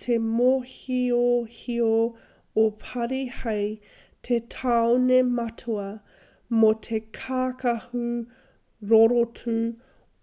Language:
Māori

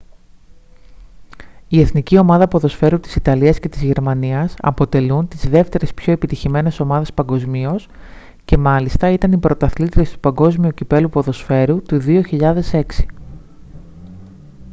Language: Greek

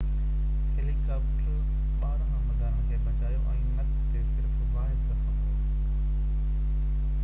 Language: Sindhi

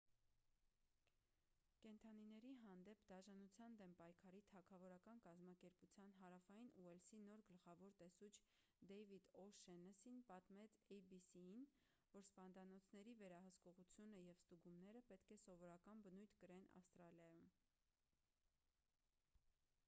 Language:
Armenian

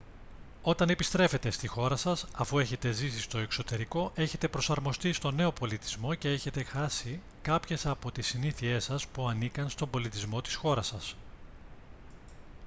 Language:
Greek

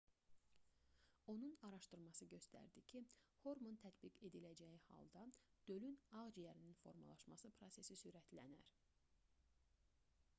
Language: Azerbaijani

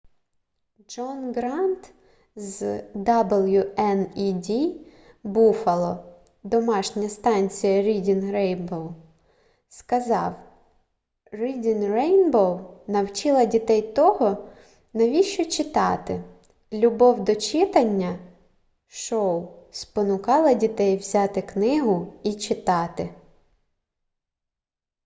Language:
Ukrainian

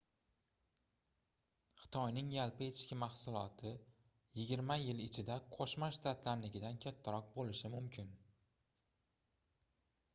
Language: Uzbek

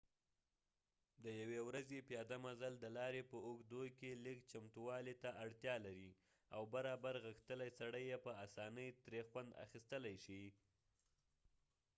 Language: Pashto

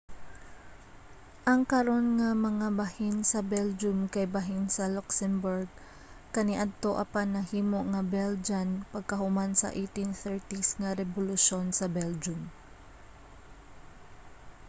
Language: Cebuano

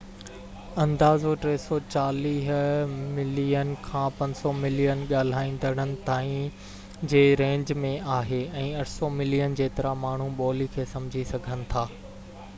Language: Sindhi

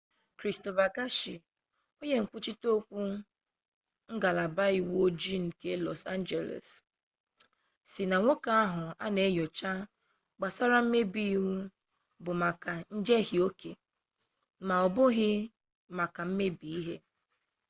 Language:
Igbo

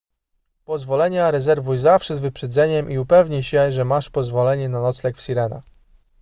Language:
Polish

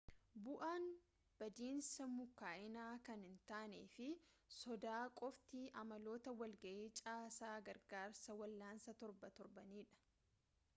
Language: Oromo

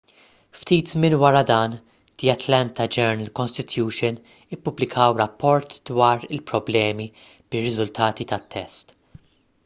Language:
Maltese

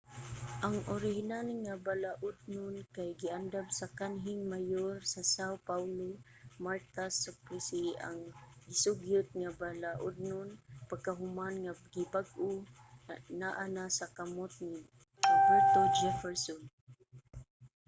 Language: Cebuano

